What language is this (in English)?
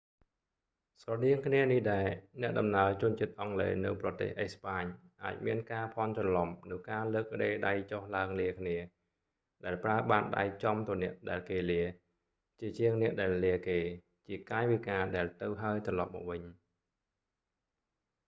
Khmer